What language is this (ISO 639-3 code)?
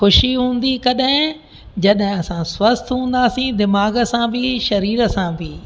snd